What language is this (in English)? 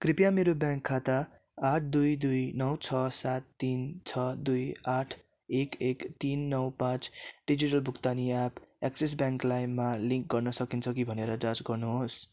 Nepali